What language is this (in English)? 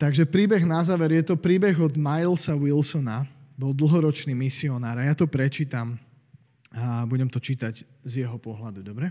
Slovak